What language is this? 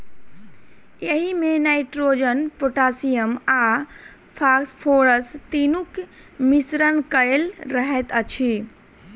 Maithili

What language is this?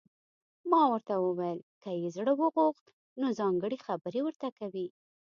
Pashto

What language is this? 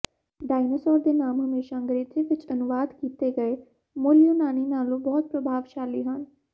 Punjabi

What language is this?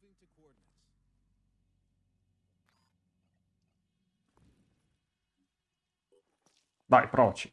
Italian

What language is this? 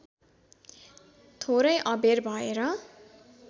Nepali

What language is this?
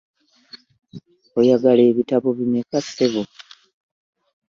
Ganda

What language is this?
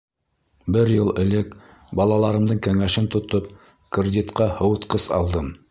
Bashkir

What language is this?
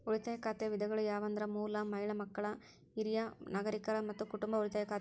Kannada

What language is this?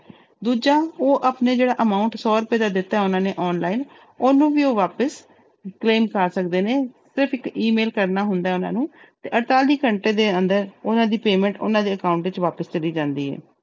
Punjabi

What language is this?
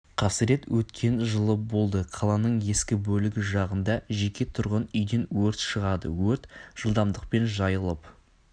Kazakh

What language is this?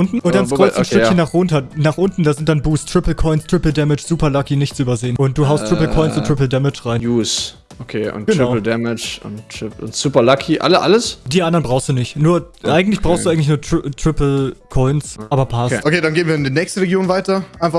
German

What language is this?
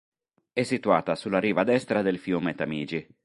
Italian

